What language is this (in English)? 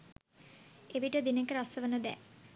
Sinhala